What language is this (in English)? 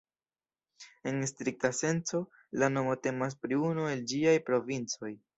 Esperanto